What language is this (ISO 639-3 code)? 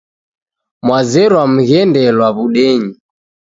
dav